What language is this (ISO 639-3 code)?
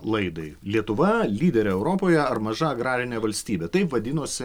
lit